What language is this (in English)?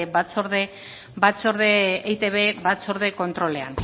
Basque